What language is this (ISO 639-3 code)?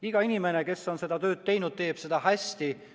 est